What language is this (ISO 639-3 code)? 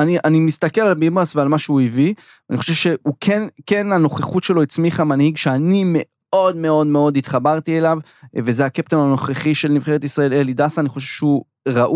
heb